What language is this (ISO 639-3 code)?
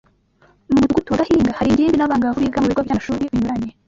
kin